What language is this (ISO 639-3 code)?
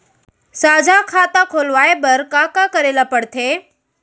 hne